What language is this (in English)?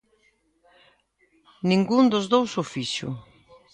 Galician